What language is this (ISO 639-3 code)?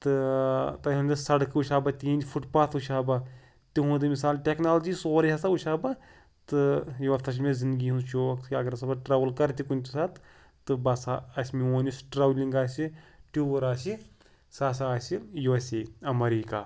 kas